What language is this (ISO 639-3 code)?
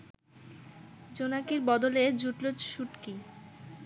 ben